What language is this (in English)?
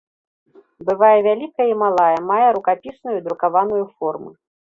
Belarusian